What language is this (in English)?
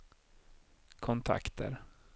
Swedish